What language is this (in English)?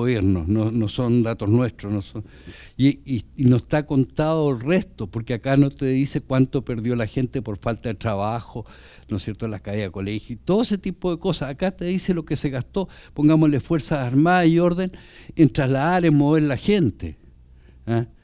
Spanish